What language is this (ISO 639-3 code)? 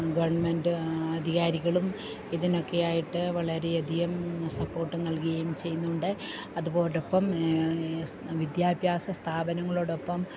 mal